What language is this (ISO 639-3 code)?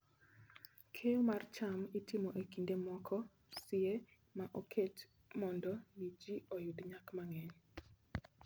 luo